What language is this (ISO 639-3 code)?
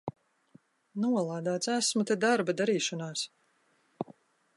lav